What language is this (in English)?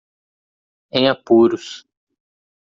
Portuguese